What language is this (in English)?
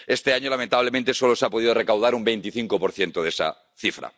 Spanish